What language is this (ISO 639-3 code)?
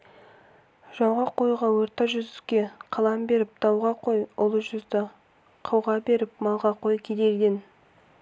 kaz